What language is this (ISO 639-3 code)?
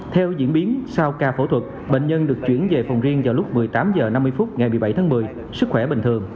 vie